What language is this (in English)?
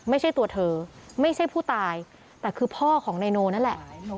Thai